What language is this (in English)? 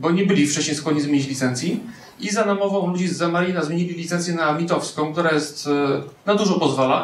Polish